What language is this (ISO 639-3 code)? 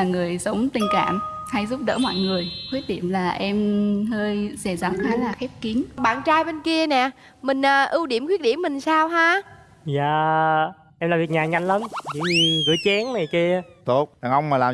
vie